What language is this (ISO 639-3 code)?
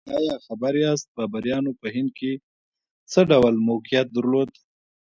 pus